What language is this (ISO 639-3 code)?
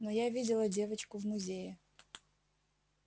rus